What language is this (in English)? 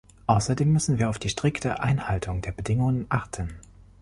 German